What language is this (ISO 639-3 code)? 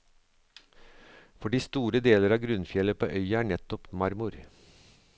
nor